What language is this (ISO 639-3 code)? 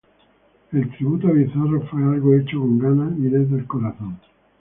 spa